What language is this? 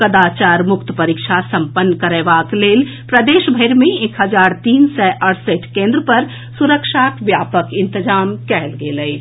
Maithili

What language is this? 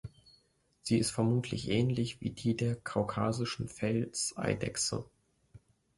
German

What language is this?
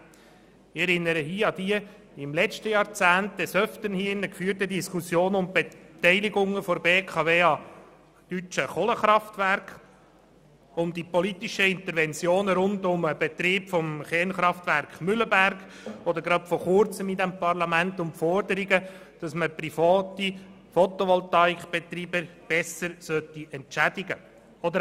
Swiss German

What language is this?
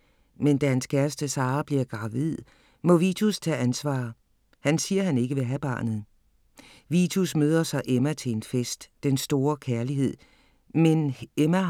Danish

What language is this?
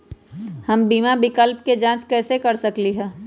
Magahi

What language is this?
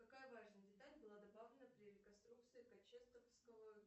Russian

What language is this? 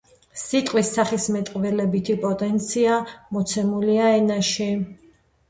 Georgian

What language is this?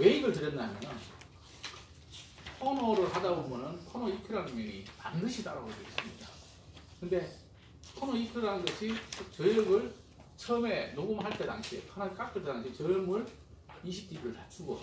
Korean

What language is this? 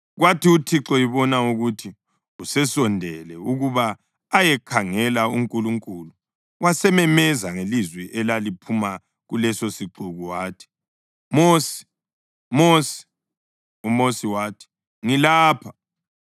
North Ndebele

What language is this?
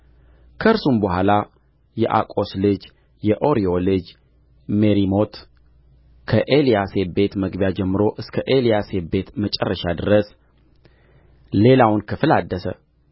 Amharic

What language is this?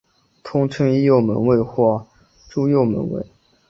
Chinese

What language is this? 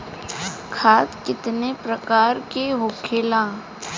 Bhojpuri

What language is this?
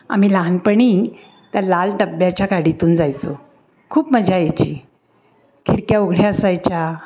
Marathi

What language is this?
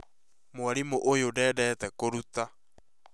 Kikuyu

